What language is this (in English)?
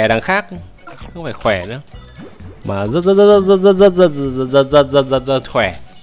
Vietnamese